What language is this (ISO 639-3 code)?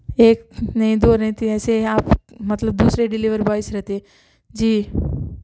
urd